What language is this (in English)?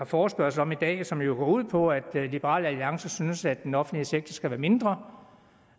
Danish